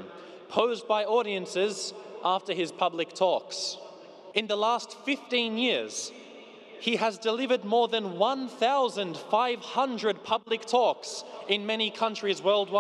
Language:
English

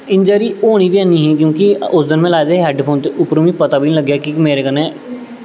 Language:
Dogri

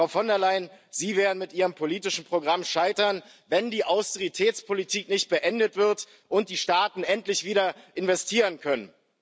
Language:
German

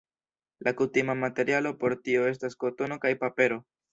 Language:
Esperanto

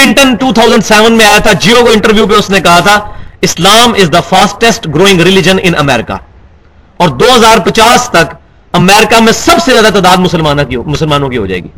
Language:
Urdu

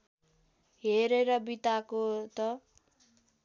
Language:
Nepali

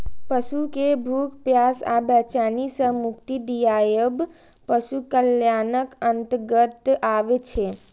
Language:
Maithili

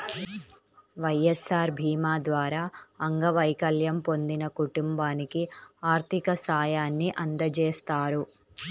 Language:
Telugu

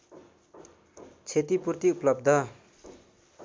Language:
Nepali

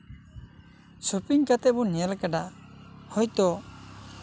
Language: Santali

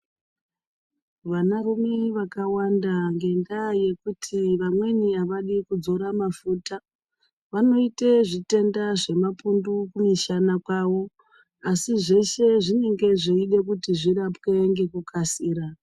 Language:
Ndau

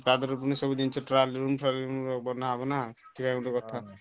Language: Odia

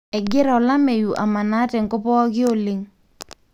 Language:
Masai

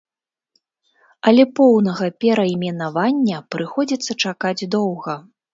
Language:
Belarusian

